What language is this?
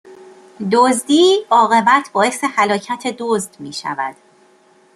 Persian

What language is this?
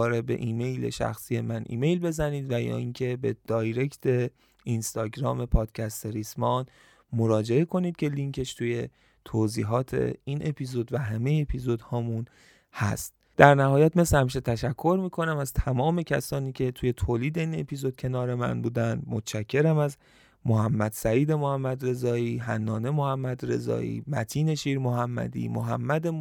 Persian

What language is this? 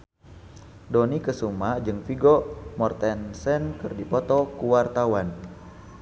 Sundanese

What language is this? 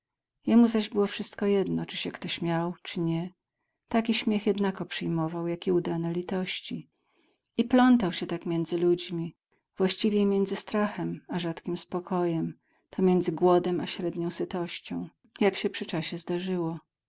Polish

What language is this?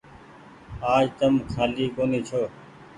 Goaria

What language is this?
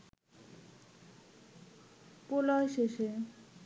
Bangla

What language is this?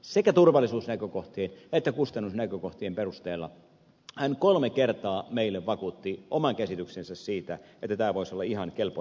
Finnish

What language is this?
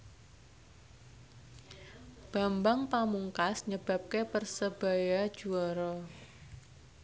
Javanese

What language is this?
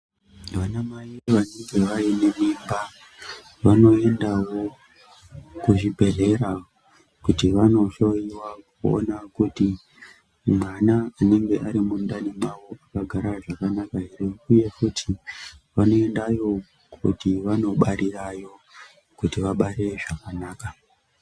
Ndau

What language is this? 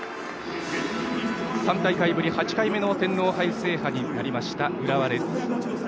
Japanese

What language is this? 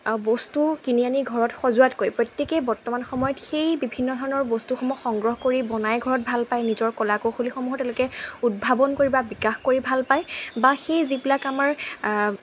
Assamese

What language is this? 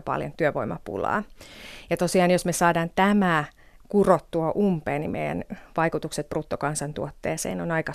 Finnish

